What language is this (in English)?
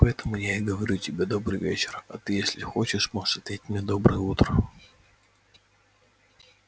Russian